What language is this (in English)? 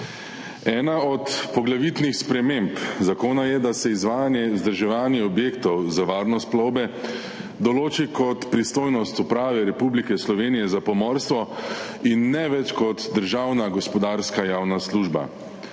Slovenian